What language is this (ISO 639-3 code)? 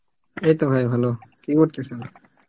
ben